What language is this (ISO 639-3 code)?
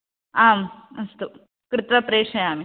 san